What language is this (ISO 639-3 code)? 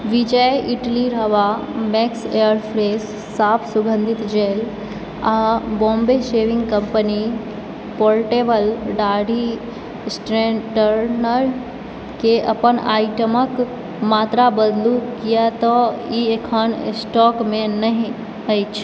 mai